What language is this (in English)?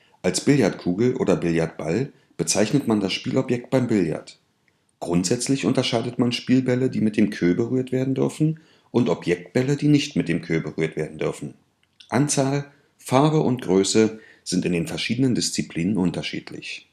German